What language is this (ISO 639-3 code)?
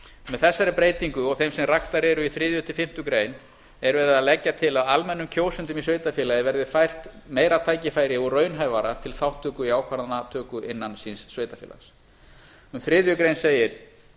isl